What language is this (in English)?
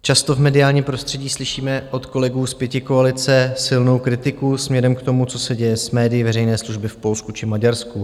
Czech